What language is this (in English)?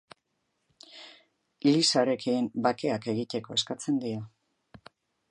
Basque